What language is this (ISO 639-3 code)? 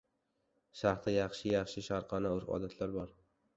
uzb